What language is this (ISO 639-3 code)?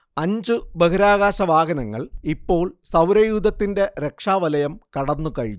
mal